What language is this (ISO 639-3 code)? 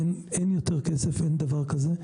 heb